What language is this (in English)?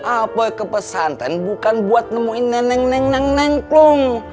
Indonesian